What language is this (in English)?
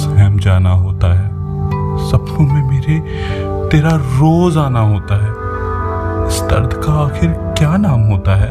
Hindi